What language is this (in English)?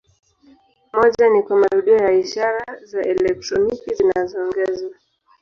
Swahili